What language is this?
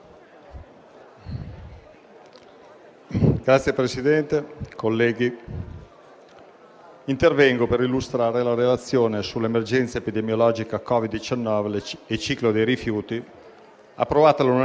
Italian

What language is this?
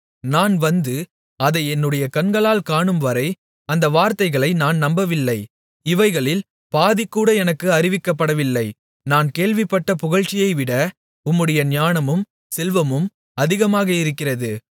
Tamil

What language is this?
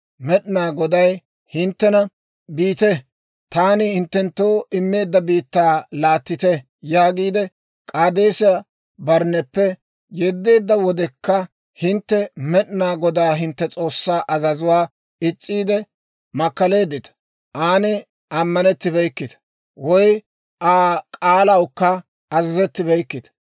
Dawro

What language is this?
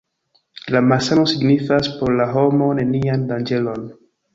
Esperanto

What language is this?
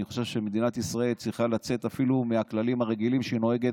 Hebrew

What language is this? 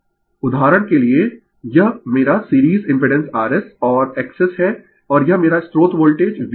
Hindi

